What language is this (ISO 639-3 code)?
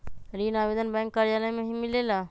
mag